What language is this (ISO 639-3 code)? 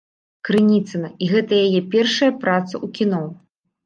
bel